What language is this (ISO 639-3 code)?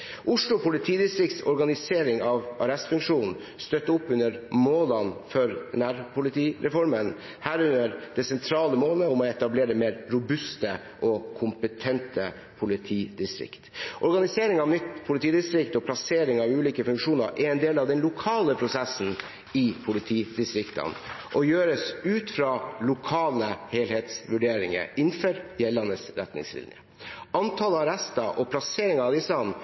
nob